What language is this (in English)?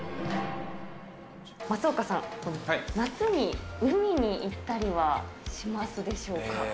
Japanese